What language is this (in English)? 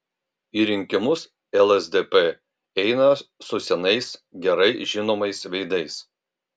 Lithuanian